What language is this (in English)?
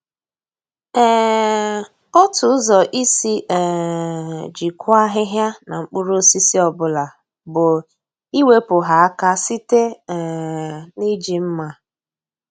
Igbo